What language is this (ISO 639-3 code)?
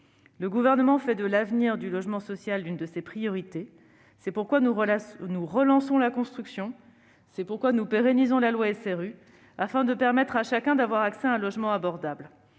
fra